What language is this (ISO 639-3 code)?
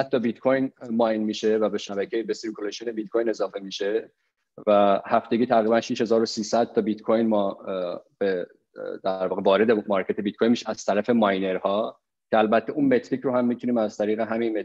fas